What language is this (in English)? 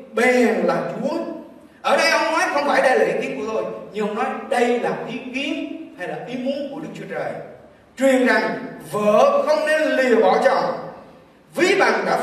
Vietnamese